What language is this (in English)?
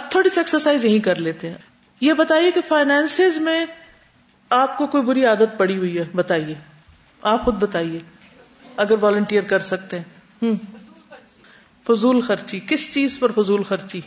Urdu